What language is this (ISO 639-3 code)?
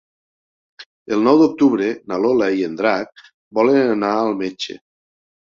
cat